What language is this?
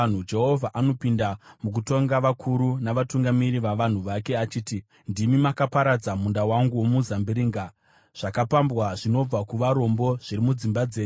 Shona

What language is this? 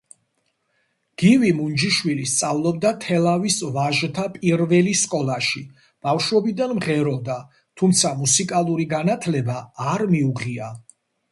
Georgian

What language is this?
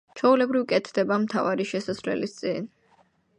Georgian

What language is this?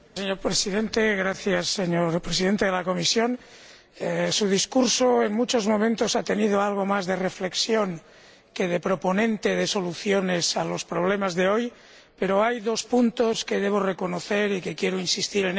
Spanish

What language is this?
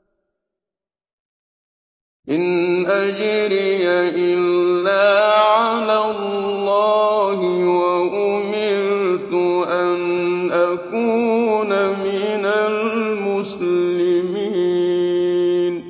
Arabic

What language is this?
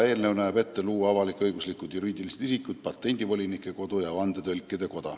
Estonian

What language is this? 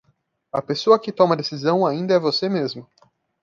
Portuguese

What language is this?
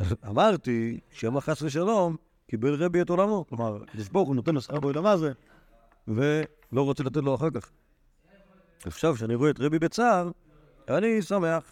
Hebrew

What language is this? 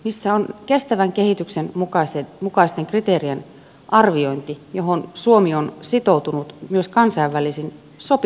Finnish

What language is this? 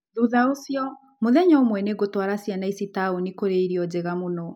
Kikuyu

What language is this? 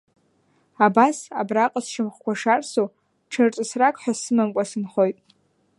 Abkhazian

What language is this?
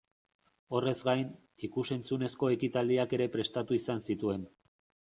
Basque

